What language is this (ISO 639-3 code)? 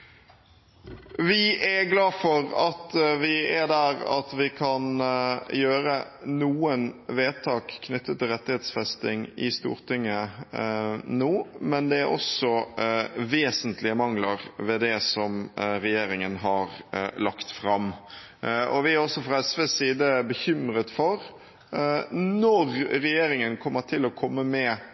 nob